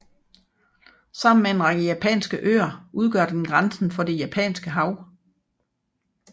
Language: Danish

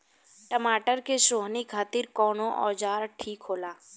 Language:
Bhojpuri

